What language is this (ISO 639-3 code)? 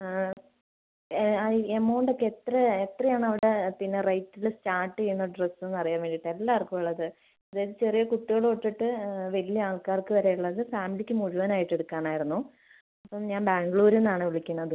mal